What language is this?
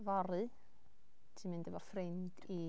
Welsh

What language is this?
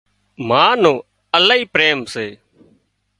Wadiyara Koli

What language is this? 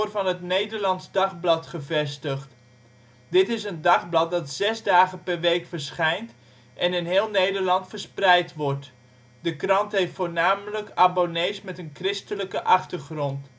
Dutch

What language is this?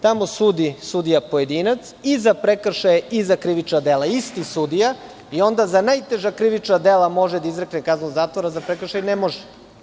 Serbian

